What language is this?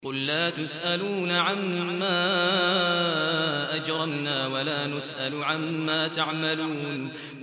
Arabic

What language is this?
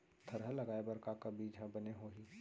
Chhattisgarhi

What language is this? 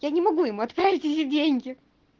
Russian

